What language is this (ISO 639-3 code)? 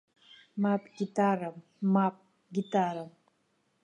abk